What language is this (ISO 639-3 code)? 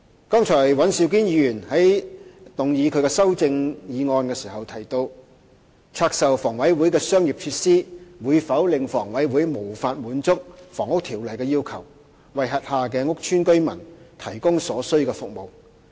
yue